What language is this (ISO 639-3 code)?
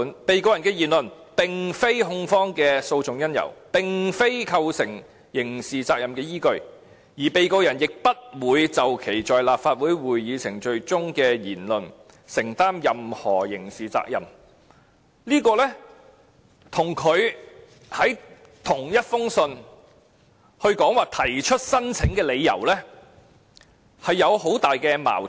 yue